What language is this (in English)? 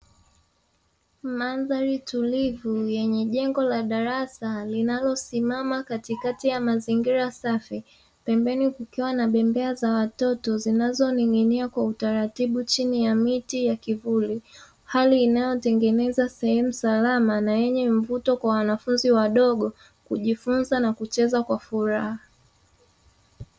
Swahili